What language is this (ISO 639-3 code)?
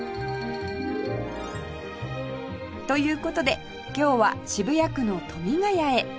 jpn